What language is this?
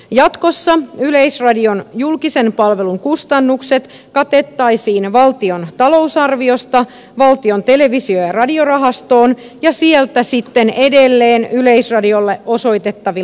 Finnish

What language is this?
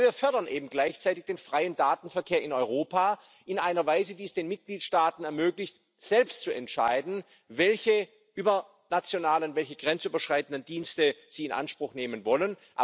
German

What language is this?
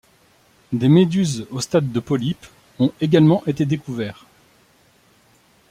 French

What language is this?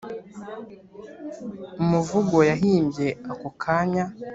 Kinyarwanda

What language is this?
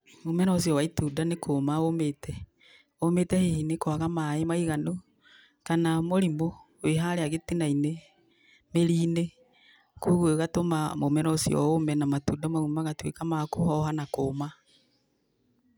Kikuyu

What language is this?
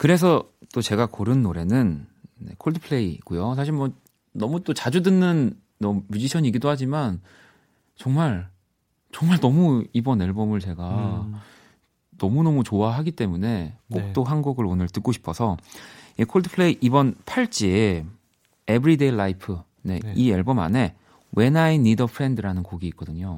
Korean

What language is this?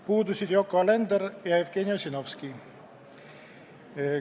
Estonian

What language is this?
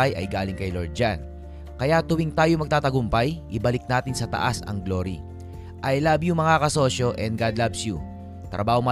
Filipino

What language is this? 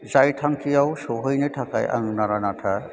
Bodo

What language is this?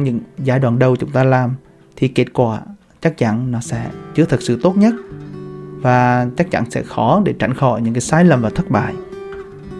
Vietnamese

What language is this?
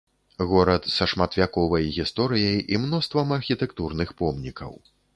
Belarusian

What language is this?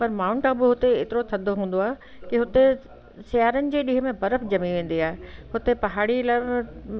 Sindhi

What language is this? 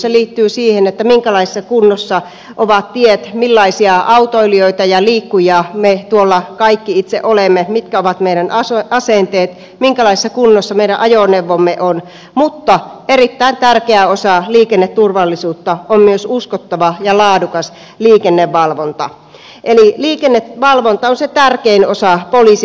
Finnish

